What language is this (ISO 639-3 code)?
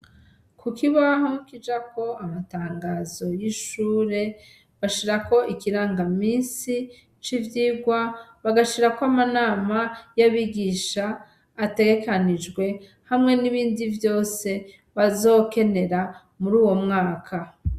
run